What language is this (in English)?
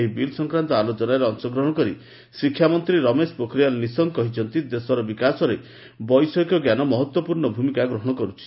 Odia